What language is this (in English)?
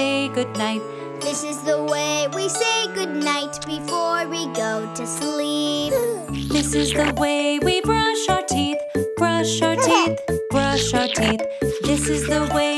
English